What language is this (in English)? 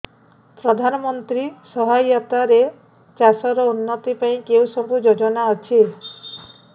Odia